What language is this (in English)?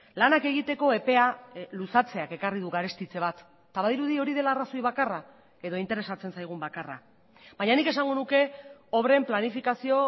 Basque